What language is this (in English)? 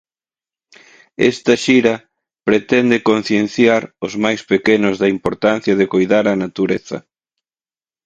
Galician